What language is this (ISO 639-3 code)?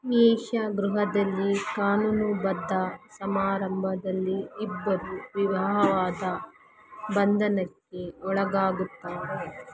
kan